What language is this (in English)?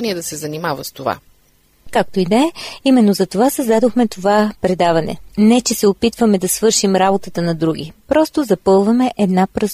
Bulgarian